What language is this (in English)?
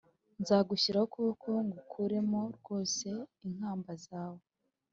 Kinyarwanda